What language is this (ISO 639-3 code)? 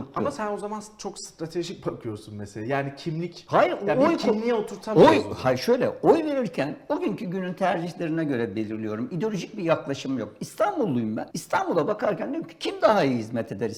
tur